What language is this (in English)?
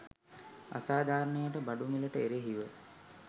Sinhala